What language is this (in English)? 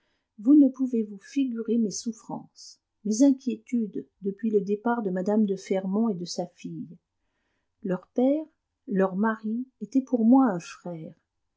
French